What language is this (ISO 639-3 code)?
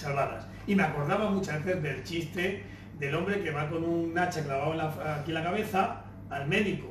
spa